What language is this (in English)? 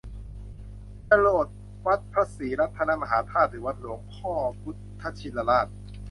Thai